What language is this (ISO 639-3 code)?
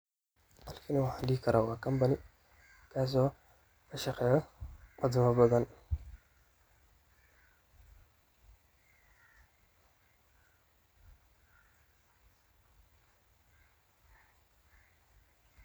som